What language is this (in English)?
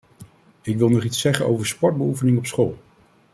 Dutch